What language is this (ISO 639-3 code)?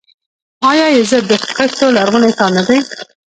pus